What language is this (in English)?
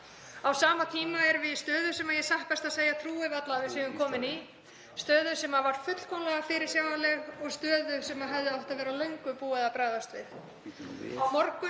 Icelandic